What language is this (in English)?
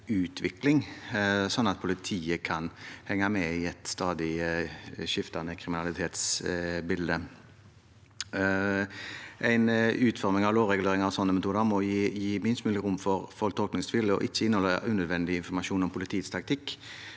Norwegian